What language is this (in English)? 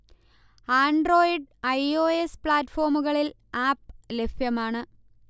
Malayalam